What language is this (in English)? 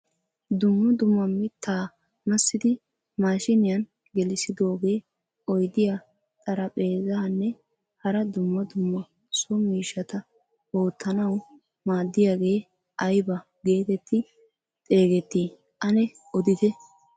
Wolaytta